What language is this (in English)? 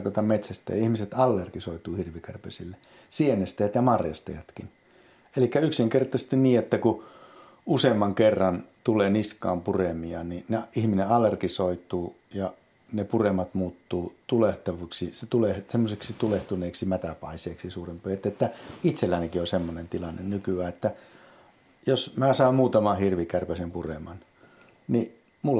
Finnish